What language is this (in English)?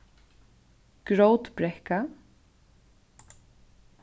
Faroese